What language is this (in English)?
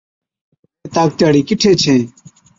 Od